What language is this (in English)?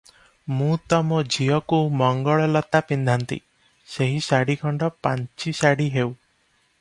Odia